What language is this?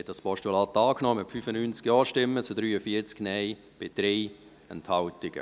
Swiss German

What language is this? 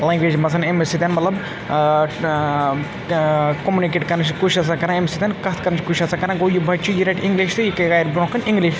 Kashmiri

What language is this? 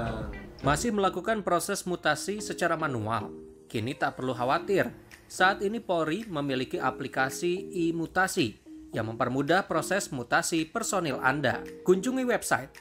Indonesian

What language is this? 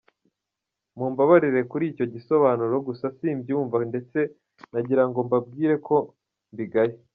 Kinyarwanda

